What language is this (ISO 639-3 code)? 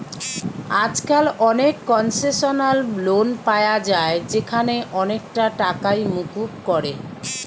ben